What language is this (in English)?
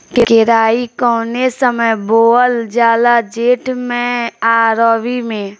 Bhojpuri